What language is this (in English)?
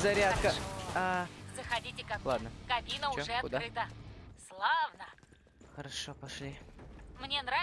Russian